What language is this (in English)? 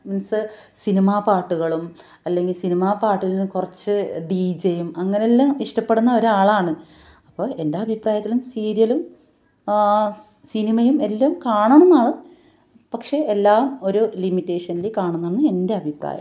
Malayalam